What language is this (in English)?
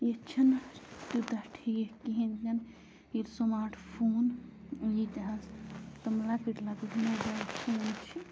Kashmiri